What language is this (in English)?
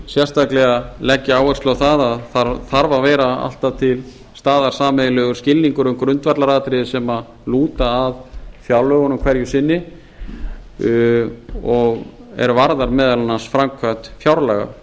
Icelandic